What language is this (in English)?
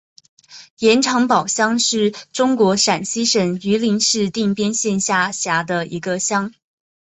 Chinese